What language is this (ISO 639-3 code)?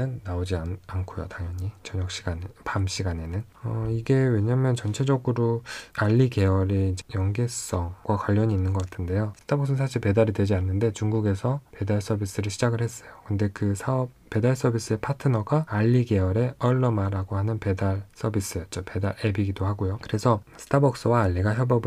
kor